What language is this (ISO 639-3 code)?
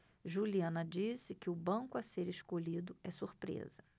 por